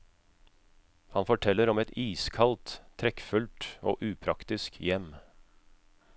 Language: Norwegian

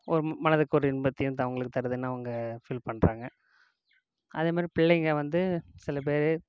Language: Tamil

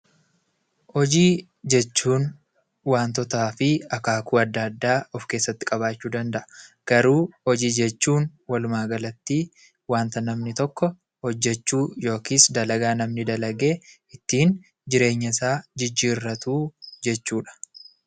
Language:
Oromo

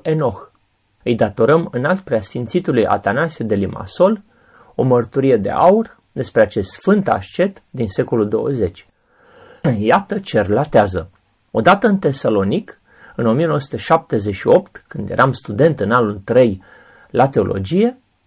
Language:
Romanian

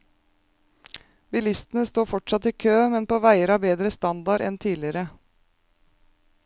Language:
Norwegian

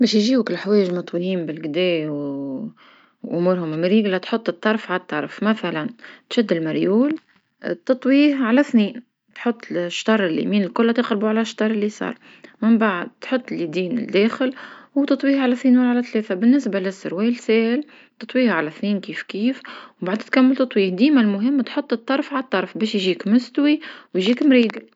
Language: Tunisian Arabic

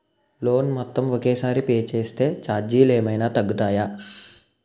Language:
Telugu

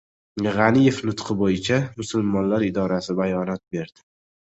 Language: Uzbek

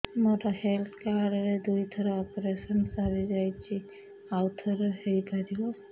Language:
Odia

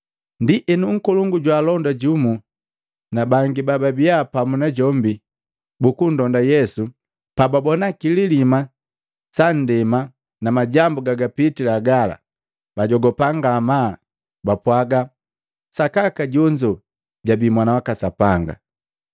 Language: Matengo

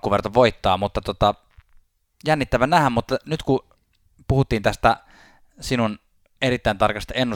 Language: Finnish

